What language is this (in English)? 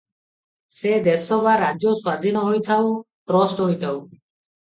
Odia